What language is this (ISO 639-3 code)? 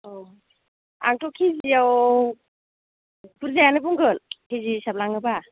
brx